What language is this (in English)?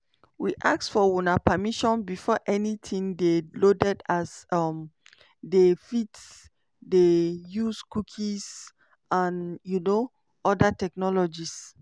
Nigerian Pidgin